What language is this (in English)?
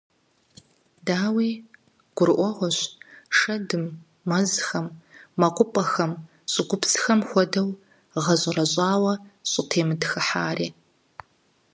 Kabardian